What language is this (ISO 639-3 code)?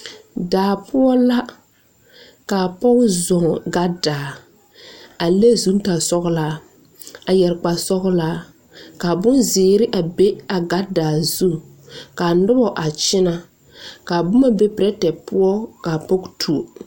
dga